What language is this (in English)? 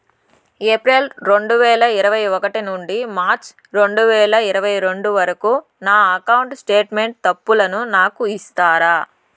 Telugu